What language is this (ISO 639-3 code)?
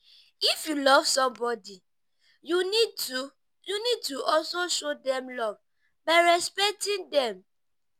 pcm